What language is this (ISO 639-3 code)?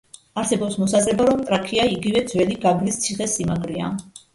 kat